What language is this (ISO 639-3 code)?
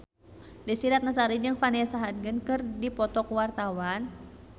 sun